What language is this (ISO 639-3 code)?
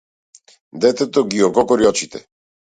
mkd